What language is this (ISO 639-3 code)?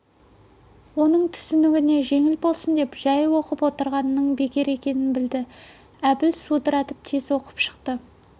kaz